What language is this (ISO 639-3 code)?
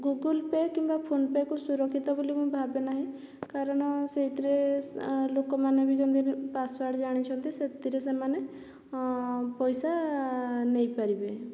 ori